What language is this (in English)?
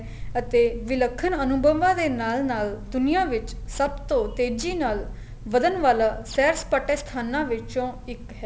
Punjabi